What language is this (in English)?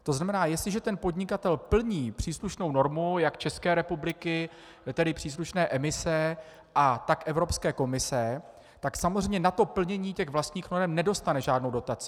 Czech